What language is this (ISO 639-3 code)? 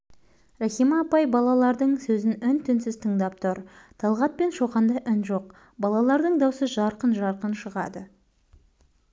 kaz